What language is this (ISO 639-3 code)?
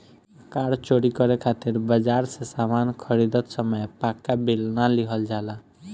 bho